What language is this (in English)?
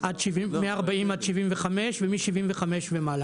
Hebrew